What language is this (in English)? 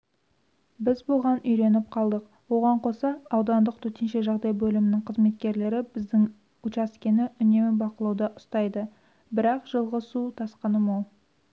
Kazakh